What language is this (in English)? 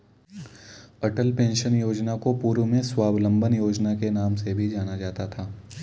Hindi